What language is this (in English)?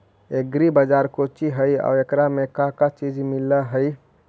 Magahi